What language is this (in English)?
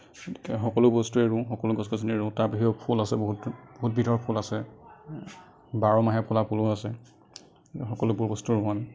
Assamese